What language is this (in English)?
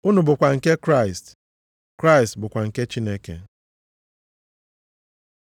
Igbo